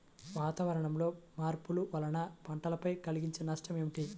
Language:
Telugu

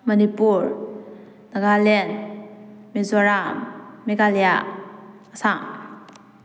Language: Manipuri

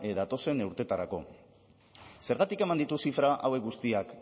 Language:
Basque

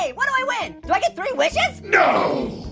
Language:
English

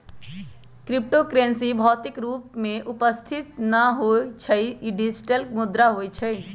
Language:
Magahi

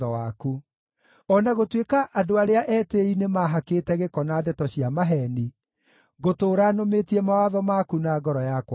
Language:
Kikuyu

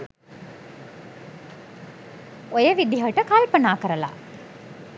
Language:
Sinhala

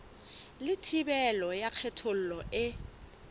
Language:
Southern Sotho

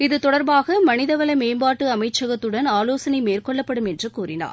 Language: Tamil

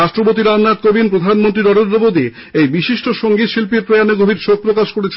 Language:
Bangla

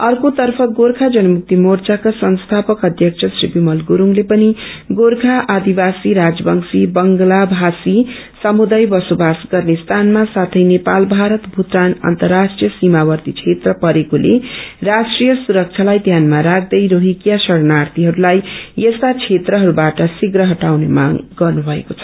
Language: Nepali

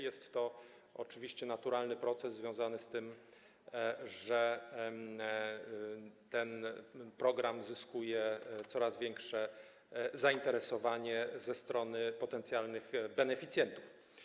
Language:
Polish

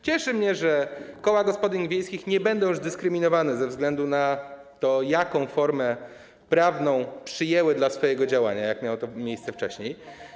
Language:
Polish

